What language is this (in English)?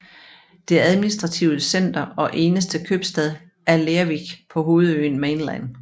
Danish